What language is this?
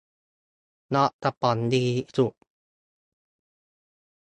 Thai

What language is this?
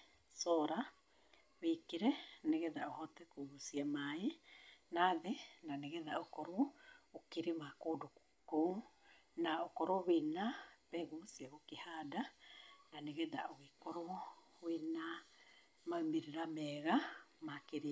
Kikuyu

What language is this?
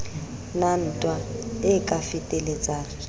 Southern Sotho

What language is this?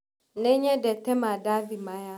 Kikuyu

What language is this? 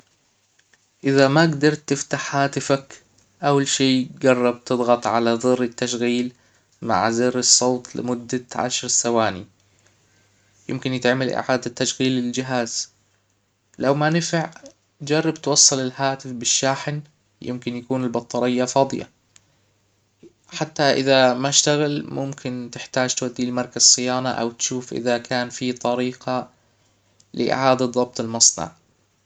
Hijazi Arabic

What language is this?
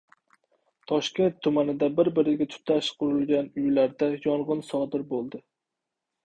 Uzbek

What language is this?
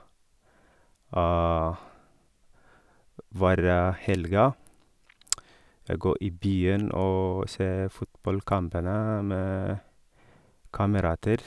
Norwegian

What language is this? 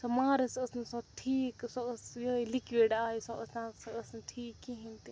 Kashmiri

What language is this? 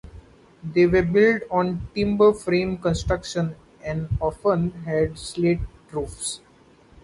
English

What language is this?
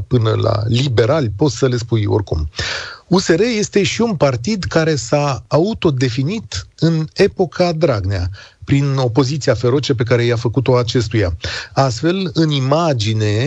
Romanian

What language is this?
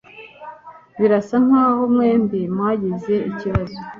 Kinyarwanda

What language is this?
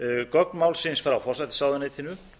Icelandic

